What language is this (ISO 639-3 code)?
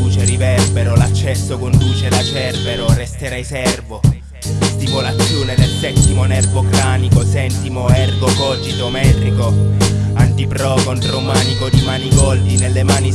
ita